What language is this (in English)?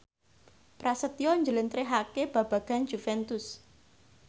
Javanese